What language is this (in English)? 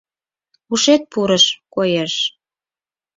Mari